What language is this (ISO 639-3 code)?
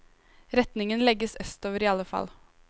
nor